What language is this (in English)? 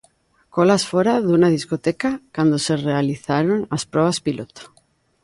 Galician